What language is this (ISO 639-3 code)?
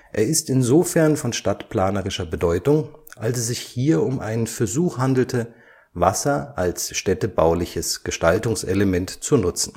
deu